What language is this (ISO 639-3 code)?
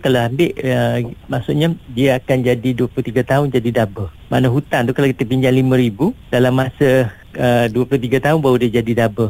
msa